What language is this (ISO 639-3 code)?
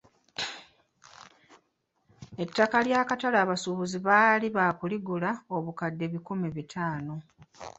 lug